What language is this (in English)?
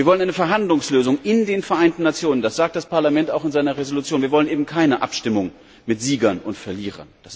German